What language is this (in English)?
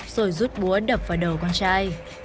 Vietnamese